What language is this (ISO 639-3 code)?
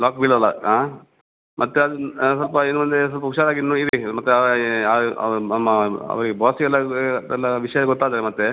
kan